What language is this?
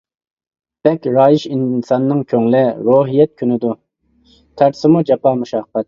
Uyghur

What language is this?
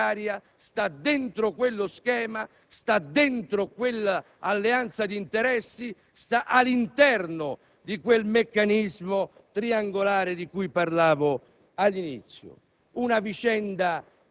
Italian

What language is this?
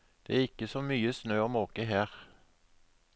Norwegian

